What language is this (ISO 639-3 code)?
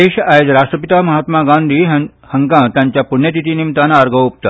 kok